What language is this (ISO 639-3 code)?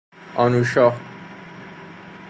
fas